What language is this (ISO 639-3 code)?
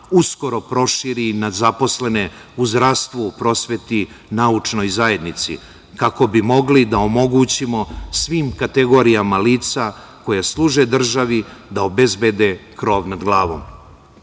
srp